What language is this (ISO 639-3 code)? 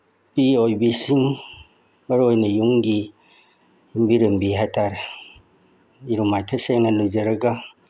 mni